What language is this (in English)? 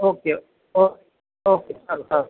Gujarati